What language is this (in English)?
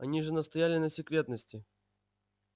Russian